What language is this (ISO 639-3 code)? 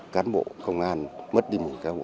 vie